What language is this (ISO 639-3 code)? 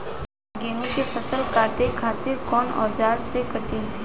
bho